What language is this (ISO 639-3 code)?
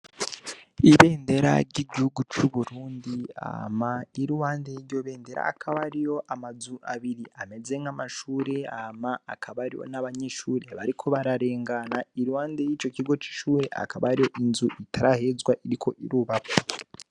run